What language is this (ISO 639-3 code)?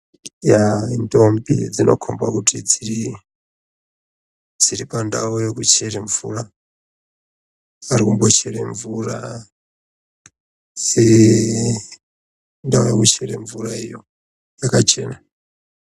ndc